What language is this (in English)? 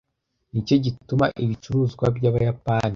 Kinyarwanda